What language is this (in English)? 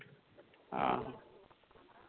Santali